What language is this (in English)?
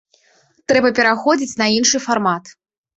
Belarusian